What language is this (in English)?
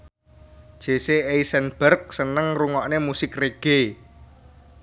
Javanese